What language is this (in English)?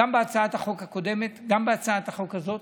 Hebrew